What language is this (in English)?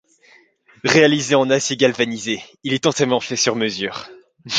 French